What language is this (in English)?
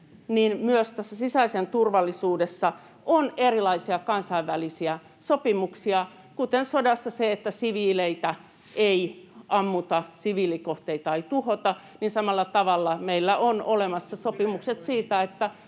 Finnish